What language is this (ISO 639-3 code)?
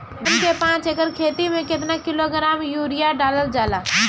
bho